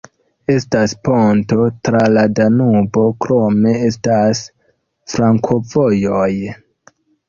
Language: Esperanto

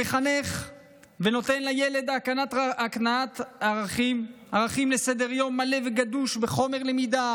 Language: Hebrew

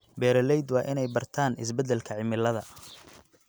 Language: Somali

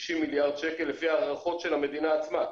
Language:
Hebrew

